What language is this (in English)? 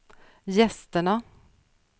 Swedish